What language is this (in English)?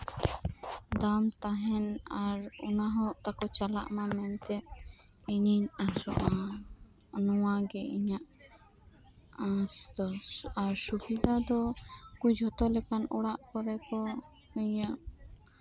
Santali